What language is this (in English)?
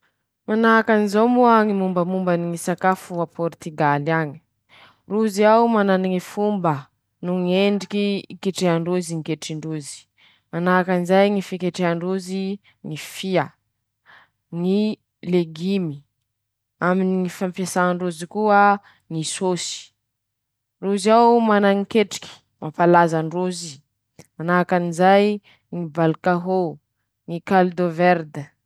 Masikoro Malagasy